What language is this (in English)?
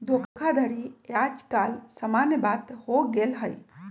Magahi